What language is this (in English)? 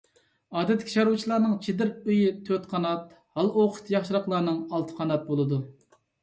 Uyghur